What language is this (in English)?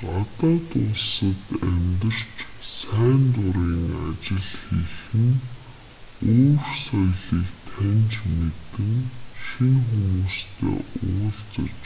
Mongolian